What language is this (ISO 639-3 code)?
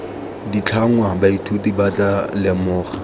tsn